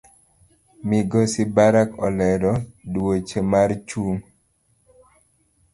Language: Luo (Kenya and Tanzania)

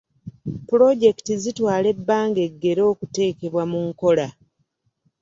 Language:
Ganda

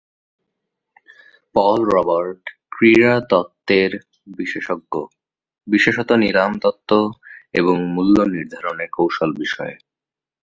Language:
Bangla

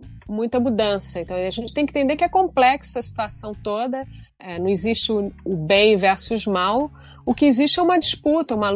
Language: Portuguese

